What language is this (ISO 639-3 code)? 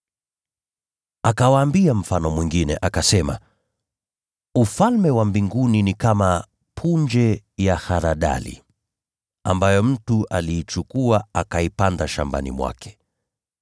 swa